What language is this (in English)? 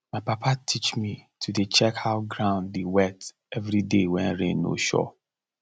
Nigerian Pidgin